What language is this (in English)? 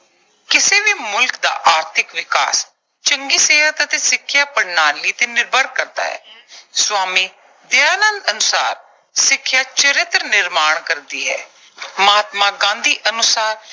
Punjabi